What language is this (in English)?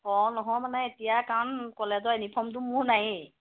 Assamese